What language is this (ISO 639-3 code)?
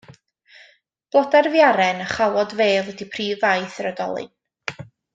cym